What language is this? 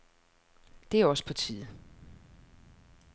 Danish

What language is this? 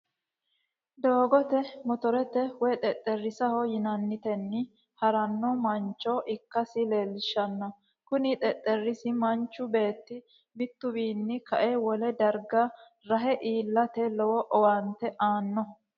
Sidamo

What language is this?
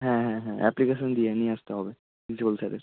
Bangla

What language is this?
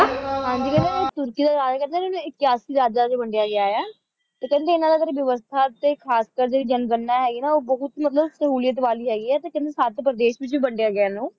Punjabi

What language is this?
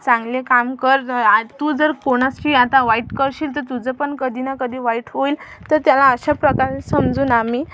Marathi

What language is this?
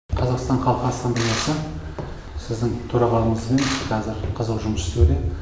Kazakh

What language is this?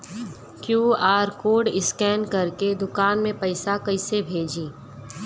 Bhojpuri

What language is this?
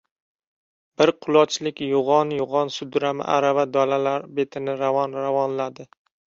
Uzbek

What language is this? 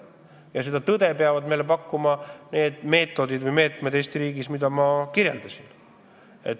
Estonian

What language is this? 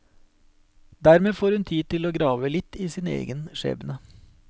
Norwegian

